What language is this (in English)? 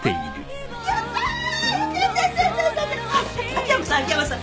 Japanese